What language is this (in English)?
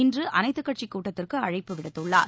Tamil